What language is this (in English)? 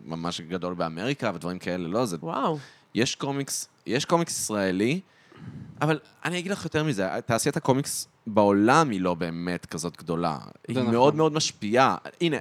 Hebrew